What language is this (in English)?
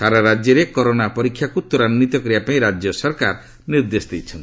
Odia